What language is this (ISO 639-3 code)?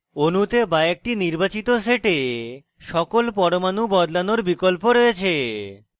ben